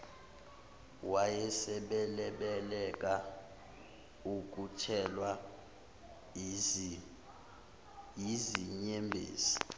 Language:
Zulu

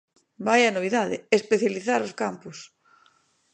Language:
Galician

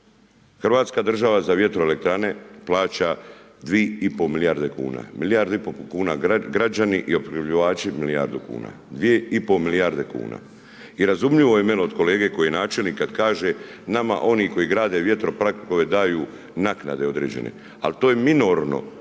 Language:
Croatian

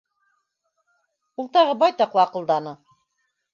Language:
Bashkir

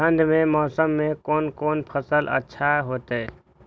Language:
Maithili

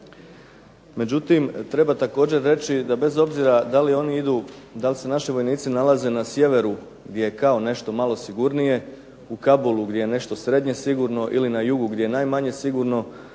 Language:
Croatian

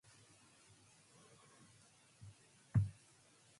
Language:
Manx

